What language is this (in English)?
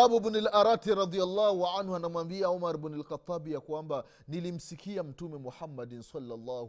Swahili